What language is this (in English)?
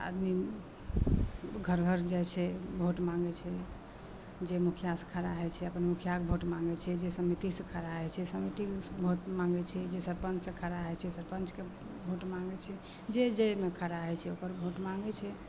Maithili